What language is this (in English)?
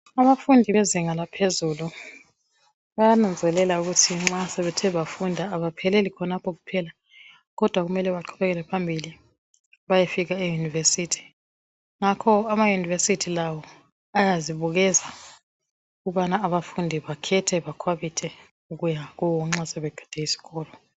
North Ndebele